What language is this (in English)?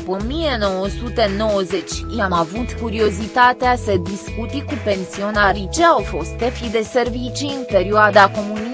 Romanian